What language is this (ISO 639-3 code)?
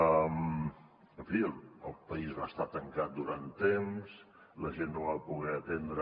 cat